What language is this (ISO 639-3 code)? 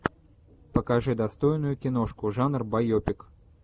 rus